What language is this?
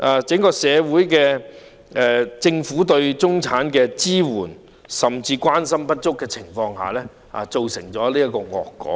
Cantonese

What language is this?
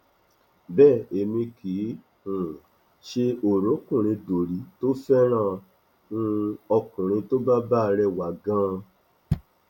Yoruba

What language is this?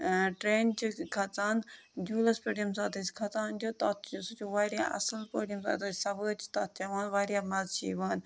Kashmiri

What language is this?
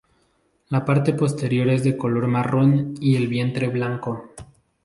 Spanish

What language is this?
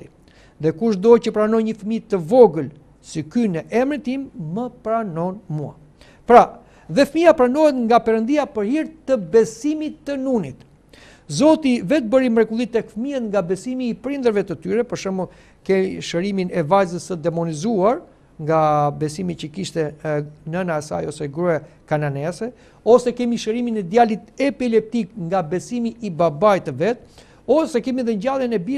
Romanian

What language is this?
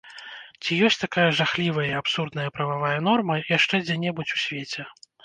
Belarusian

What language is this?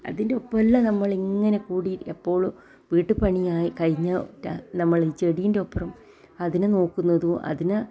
Malayalam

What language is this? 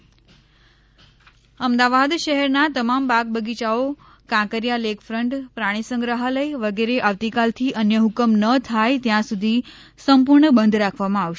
Gujarati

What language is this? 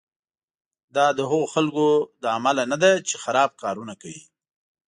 Pashto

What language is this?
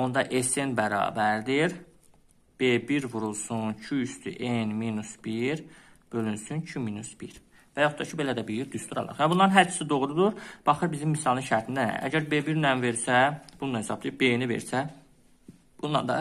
Turkish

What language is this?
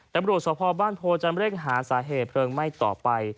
Thai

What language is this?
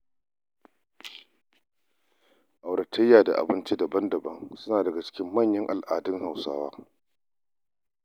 Hausa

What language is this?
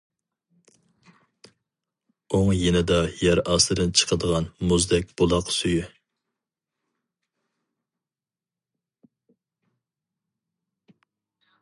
Uyghur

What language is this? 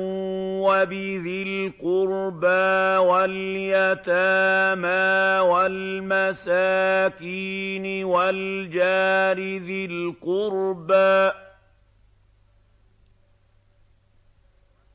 Arabic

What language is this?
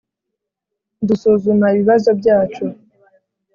Kinyarwanda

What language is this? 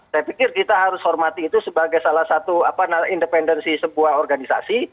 Indonesian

